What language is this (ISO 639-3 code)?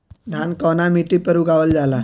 bho